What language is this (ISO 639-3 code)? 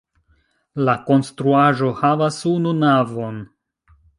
epo